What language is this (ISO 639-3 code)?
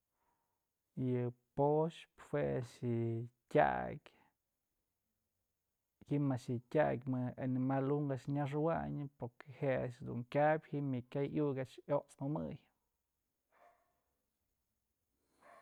mzl